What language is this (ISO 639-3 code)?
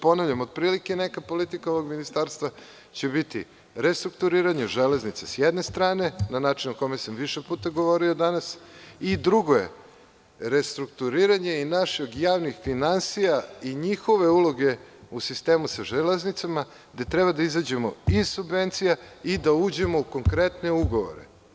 srp